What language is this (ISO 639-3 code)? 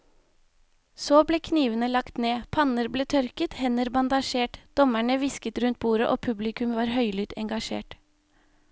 nor